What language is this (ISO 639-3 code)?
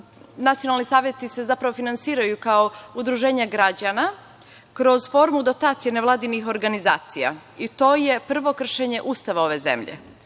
srp